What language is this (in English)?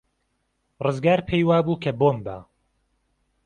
Central Kurdish